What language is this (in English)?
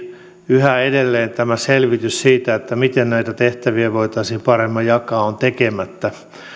Finnish